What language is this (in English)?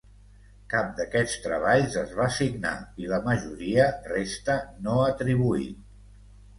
Catalan